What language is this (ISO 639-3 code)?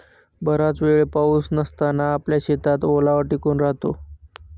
mar